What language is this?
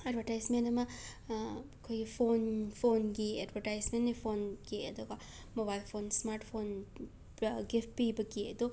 Manipuri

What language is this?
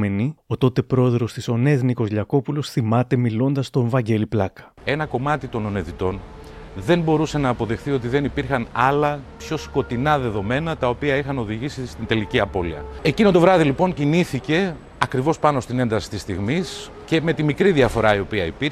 Greek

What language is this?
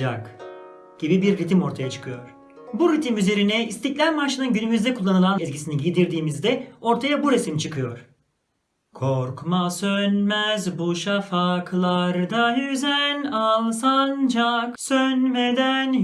Turkish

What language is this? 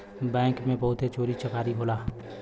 Bhojpuri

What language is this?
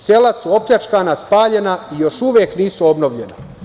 Serbian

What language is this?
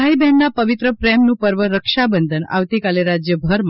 Gujarati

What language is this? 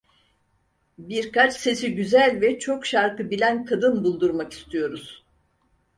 Turkish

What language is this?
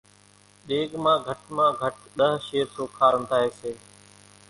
Kachi Koli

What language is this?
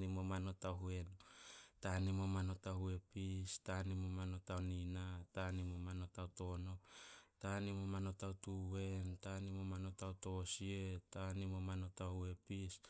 Solos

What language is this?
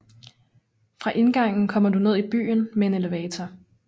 Danish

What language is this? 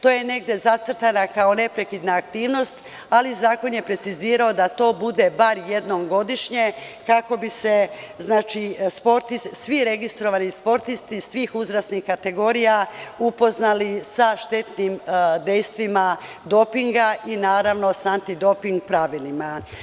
Serbian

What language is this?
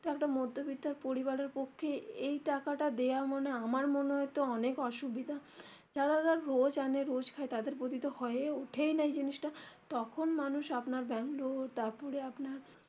Bangla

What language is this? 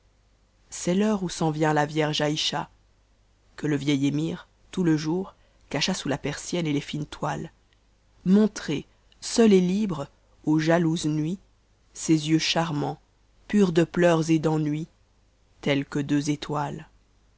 French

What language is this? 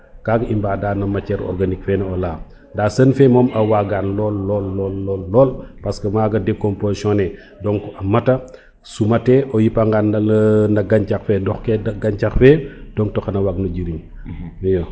Serer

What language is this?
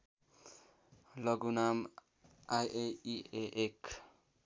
Nepali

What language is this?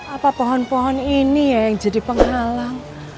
Indonesian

